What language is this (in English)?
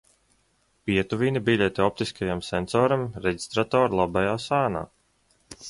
Latvian